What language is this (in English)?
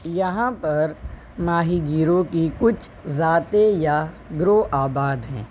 Urdu